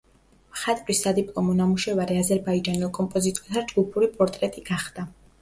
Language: Georgian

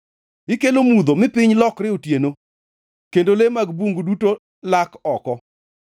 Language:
Luo (Kenya and Tanzania)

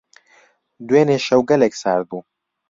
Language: Central Kurdish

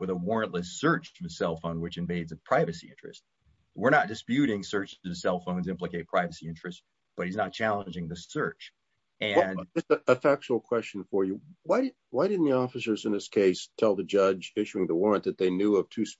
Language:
English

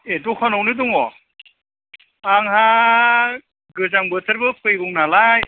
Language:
Bodo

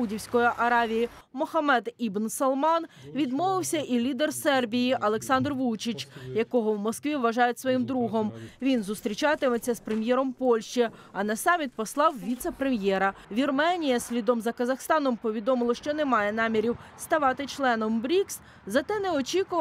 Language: Ukrainian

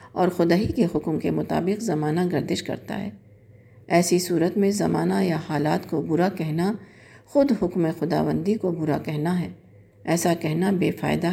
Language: Urdu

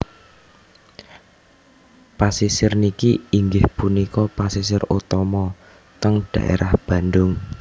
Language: Javanese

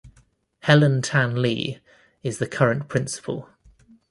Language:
English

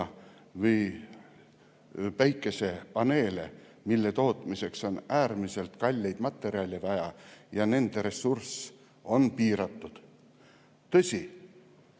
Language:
Estonian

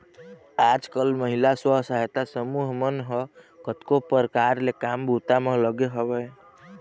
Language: Chhattisgarhi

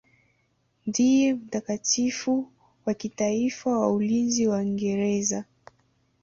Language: Swahili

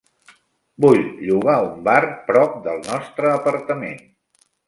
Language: Catalan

